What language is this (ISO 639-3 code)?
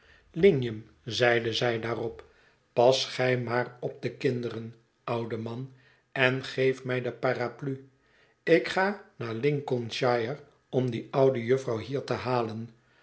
nld